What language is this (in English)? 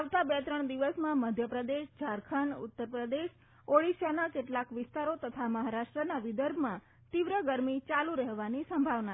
Gujarati